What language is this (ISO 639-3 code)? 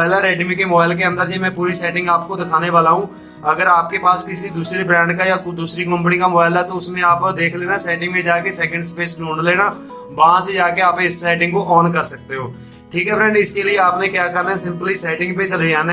hin